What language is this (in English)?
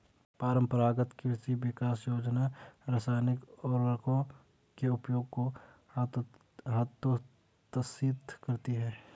Hindi